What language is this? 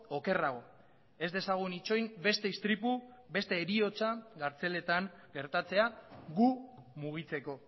Basque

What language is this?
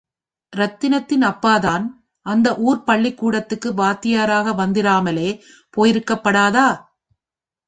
Tamil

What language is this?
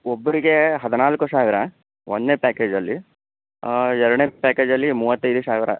Kannada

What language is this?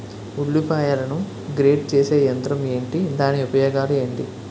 Telugu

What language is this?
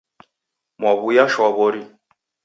Taita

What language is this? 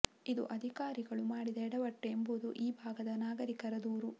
Kannada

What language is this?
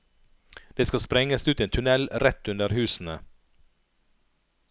Norwegian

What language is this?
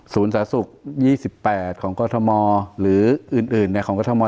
Thai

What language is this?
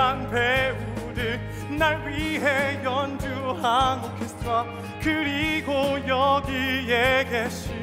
Korean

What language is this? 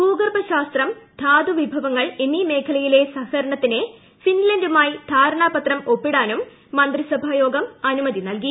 Malayalam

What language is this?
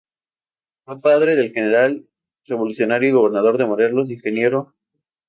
Spanish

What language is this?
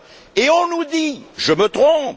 French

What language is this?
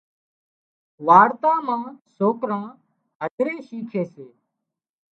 Wadiyara Koli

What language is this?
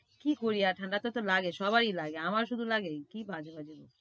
Bangla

